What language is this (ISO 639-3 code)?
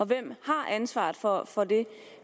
dan